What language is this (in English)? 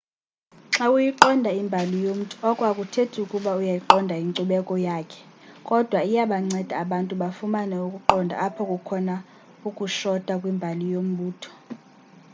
Xhosa